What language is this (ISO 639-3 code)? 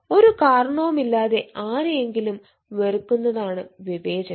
mal